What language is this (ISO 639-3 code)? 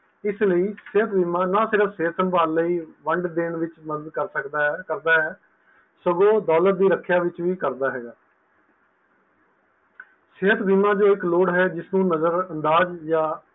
pan